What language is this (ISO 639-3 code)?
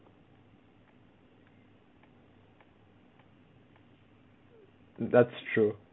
eng